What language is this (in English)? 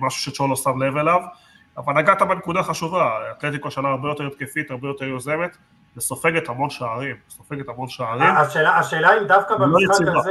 Hebrew